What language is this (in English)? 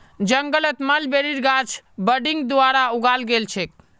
Magahi